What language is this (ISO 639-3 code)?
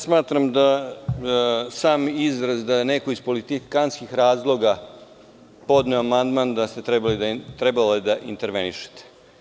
srp